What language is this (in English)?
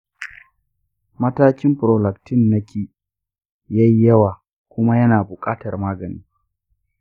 Hausa